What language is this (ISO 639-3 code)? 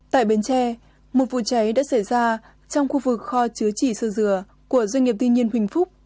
vie